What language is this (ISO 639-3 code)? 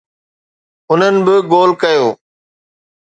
snd